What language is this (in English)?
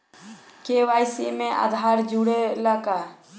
Bhojpuri